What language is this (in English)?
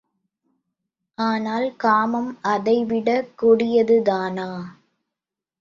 Tamil